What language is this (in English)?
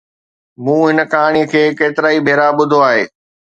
Sindhi